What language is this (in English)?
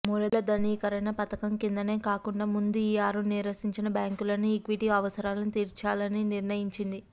Telugu